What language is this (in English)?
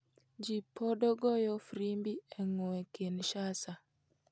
Luo (Kenya and Tanzania)